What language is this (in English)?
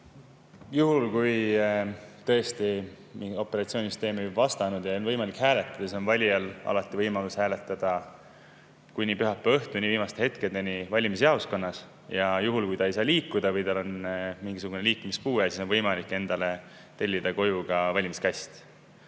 Estonian